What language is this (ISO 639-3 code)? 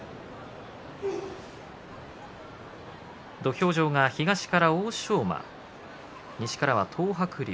jpn